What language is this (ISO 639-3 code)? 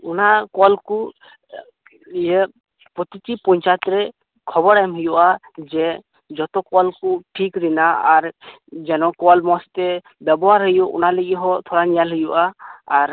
sat